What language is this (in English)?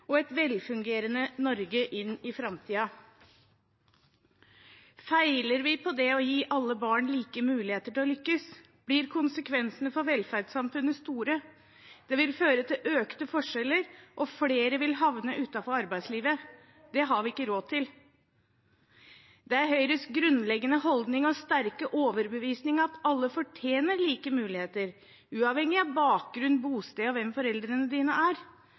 Norwegian Bokmål